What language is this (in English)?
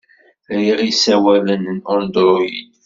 Kabyle